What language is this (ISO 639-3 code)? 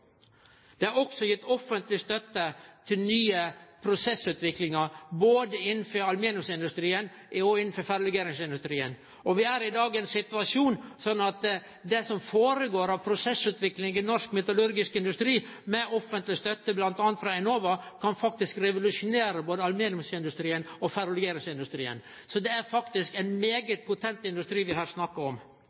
nno